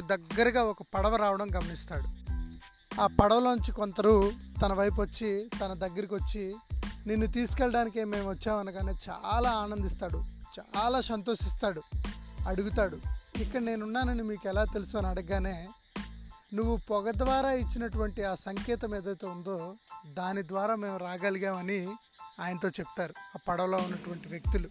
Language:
Telugu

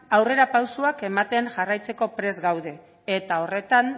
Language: Basque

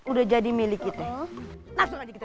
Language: Indonesian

